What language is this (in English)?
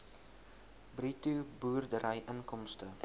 Afrikaans